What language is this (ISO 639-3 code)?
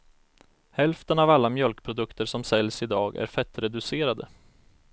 swe